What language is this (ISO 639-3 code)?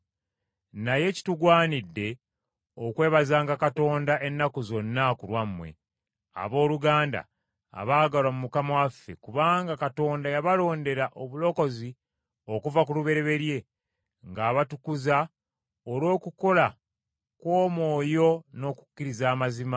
lug